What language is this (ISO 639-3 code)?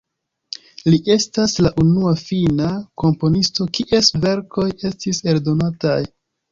epo